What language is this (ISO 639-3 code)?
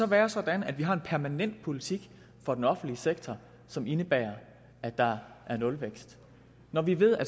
dan